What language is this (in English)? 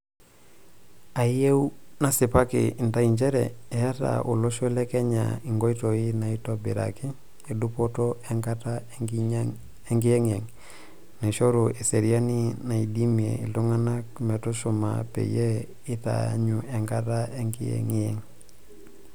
Masai